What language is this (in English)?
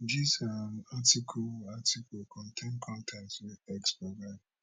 Nigerian Pidgin